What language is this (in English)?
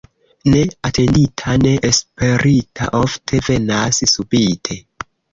Esperanto